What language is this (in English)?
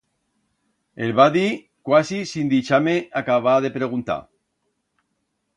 Aragonese